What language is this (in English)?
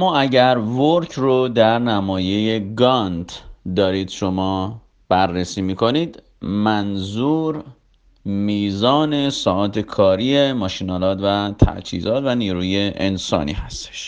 Persian